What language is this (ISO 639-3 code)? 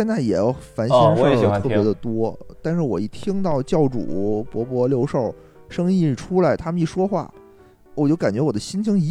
zho